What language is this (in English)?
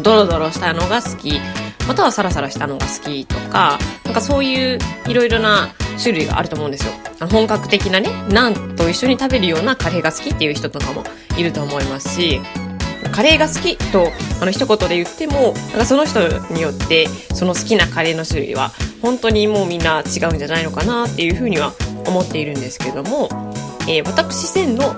Japanese